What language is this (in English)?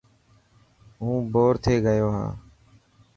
Dhatki